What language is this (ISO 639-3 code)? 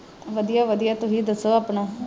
pan